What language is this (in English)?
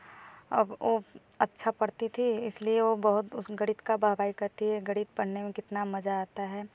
Hindi